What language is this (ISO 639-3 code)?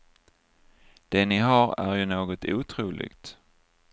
swe